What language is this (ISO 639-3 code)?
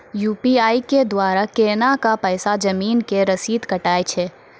mai